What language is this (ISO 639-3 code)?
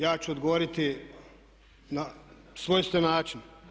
hrv